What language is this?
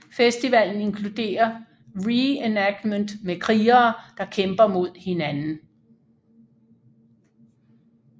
Danish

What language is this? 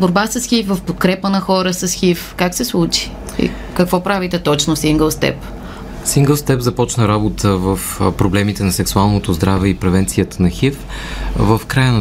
Bulgarian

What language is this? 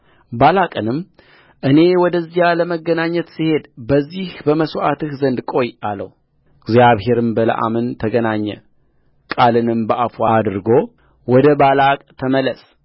Amharic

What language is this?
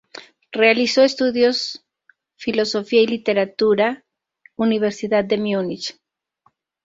Spanish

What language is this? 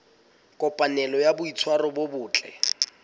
Southern Sotho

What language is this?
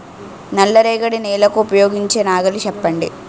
Telugu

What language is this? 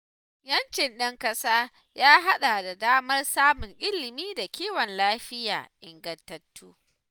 Hausa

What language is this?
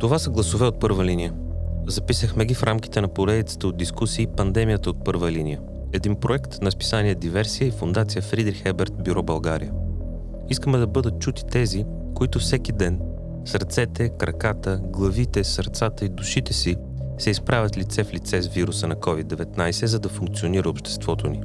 Bulgarian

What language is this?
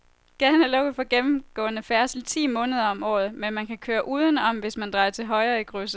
Danish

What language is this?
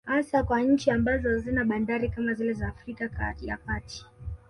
Swahili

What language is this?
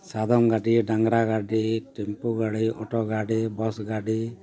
Santali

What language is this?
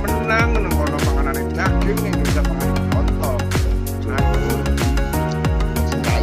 Thai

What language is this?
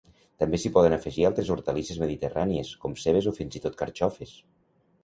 Catalan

